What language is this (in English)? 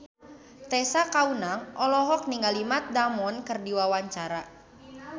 Sundanese